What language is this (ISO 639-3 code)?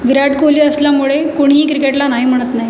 mar